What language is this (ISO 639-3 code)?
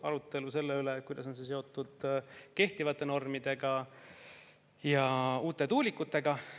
est